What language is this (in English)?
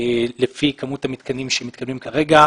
Hebrew